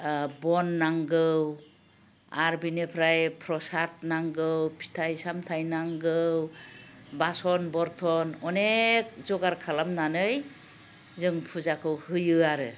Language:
Bodo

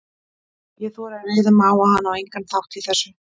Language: Icelandic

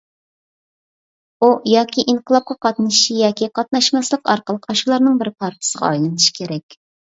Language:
Uyghur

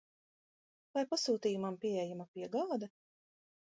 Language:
Latvian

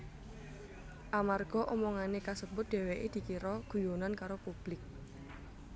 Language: Javanese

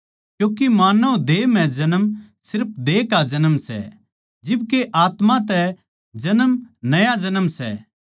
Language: Haryanvi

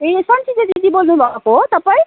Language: Nepali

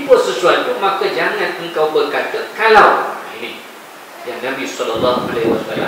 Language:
Malay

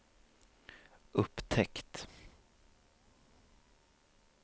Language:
Swedish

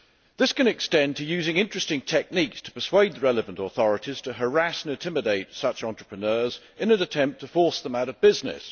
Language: English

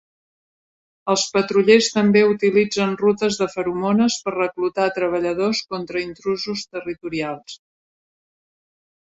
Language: Catalan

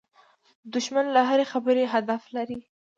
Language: Pashto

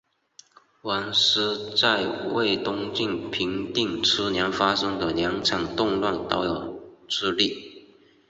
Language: Chinese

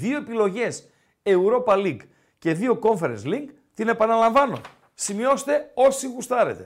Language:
Greek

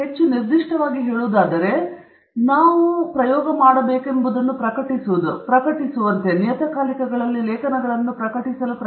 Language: Kannada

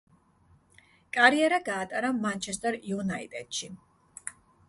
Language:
Georgian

